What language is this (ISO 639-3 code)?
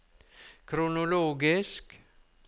nor